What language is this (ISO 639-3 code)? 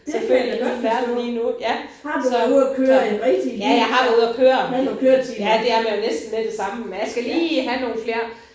dan